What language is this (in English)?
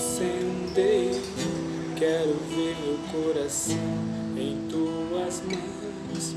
Portuguese